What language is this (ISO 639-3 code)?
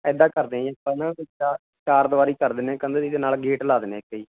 pan